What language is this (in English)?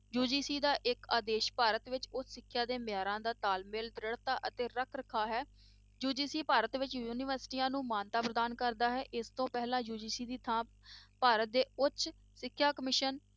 Punjabi